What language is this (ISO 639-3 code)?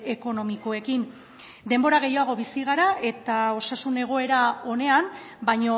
eus